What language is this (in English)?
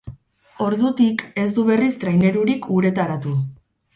Basque